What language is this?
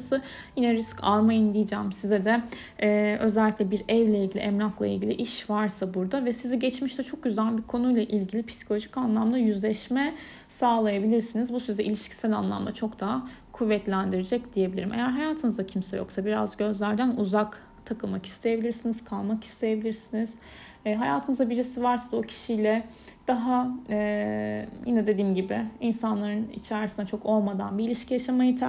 Turkish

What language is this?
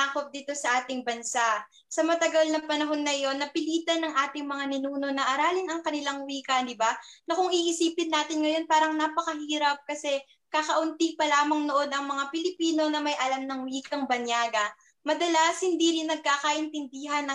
Filipino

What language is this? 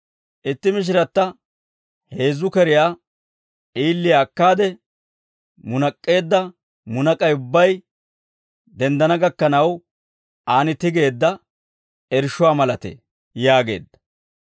Dawro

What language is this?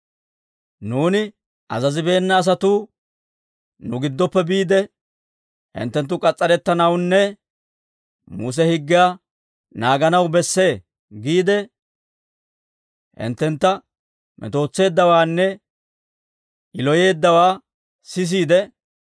Dawro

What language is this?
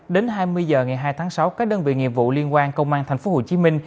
Vietnamese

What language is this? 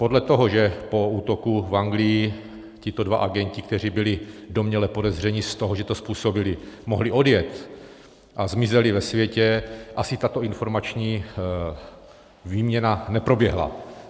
Czech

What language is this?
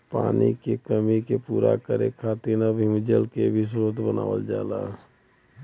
Bhojpuri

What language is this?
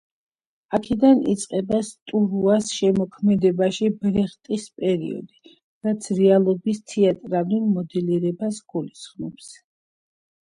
Georgian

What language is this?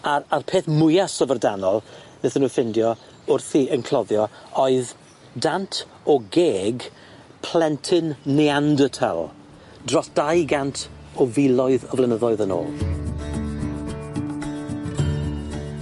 Welsh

